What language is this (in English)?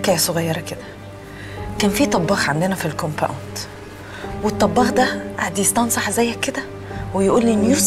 Arabic